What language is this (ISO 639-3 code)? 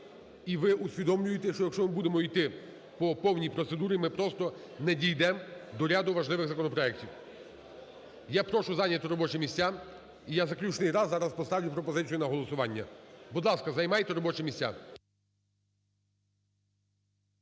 ukr